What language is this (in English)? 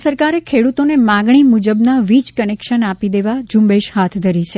Gujarati